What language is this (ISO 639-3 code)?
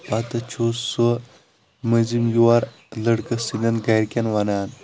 kas